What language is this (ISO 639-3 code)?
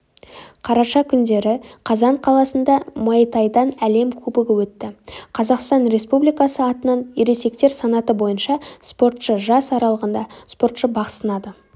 kaz